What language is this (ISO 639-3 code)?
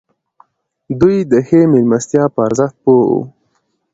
pus